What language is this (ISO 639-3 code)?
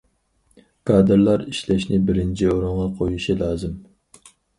uig